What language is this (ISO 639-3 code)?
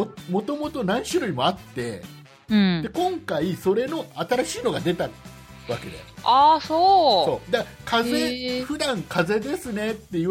jpn